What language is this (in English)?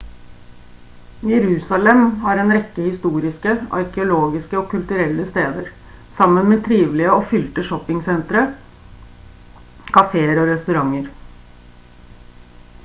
Norwegian Bokmål